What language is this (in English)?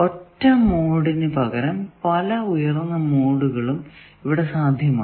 Malayalam